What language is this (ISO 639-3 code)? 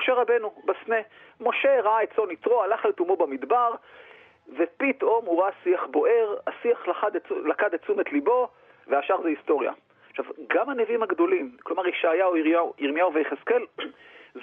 heb